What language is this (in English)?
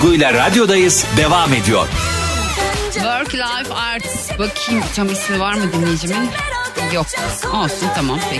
Turkish